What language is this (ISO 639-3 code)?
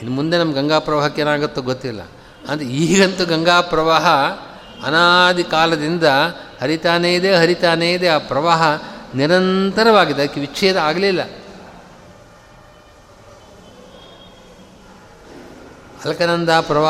kan